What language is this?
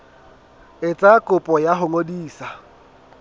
Southern Sotho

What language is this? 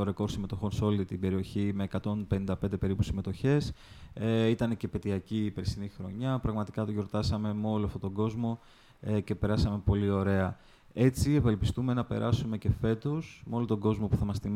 Greek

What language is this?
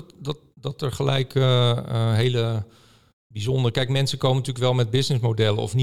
Dutch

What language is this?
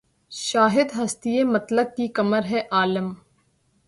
Urdu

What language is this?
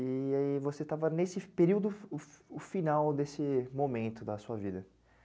Portuguese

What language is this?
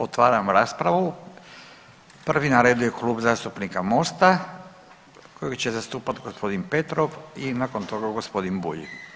Croatian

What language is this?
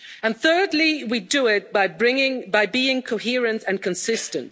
English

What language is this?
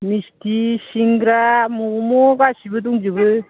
Bodo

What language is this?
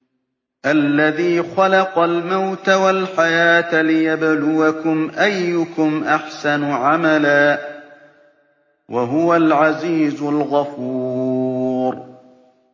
Arabic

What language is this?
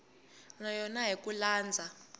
Tsonga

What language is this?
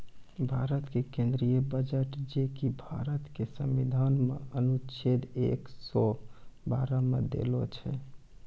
Maithili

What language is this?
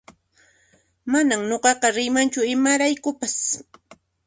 Puno Quechua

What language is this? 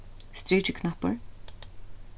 Faroese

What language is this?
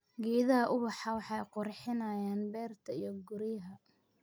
Somali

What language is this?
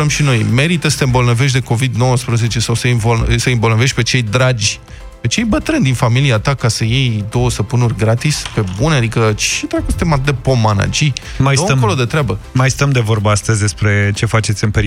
Romanian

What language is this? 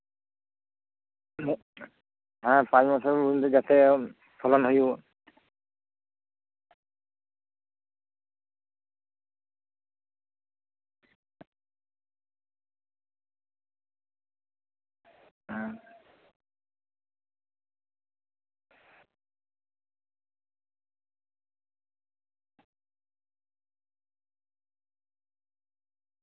Santali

